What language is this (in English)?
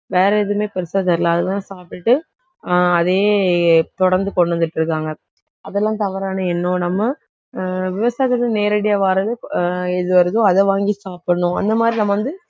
Tamil